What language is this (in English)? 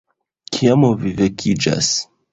Esperanto